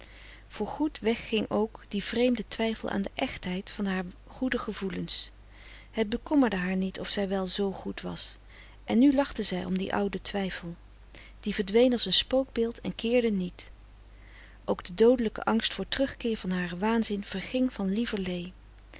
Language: Dutch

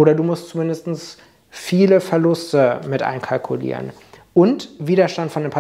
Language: German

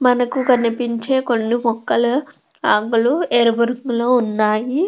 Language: Telugu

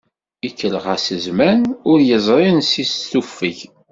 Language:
Kabyle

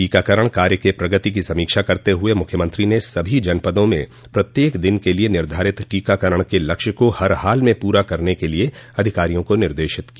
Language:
Hindi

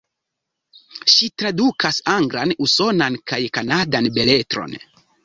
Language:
Esperanto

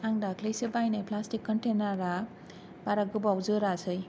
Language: Bodo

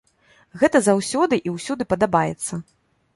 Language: Belarusian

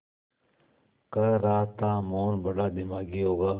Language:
Hindi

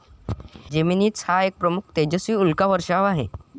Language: Marathi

